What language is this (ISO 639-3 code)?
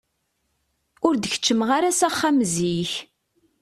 kab